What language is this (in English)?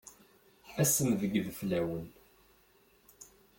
Kabyle